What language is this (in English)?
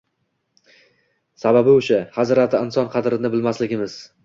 Uzbek